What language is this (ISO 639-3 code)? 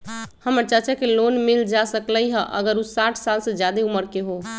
mag